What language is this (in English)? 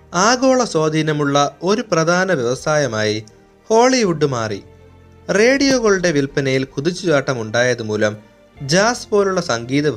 Malayalam